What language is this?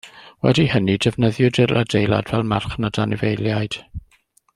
Welsh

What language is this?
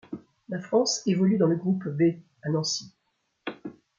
French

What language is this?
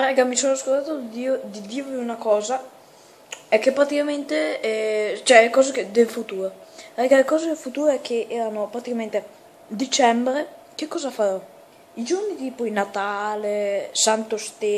Italian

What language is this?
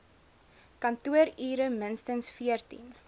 Afrikaans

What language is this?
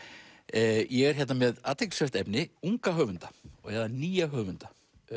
Icelandic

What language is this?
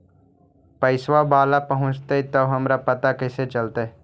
Magahi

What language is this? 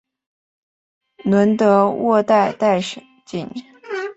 Chinese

